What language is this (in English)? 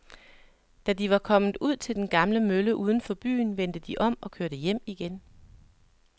Danish